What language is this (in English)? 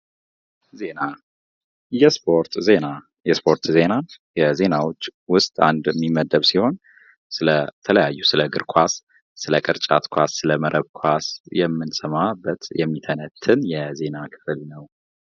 Amharic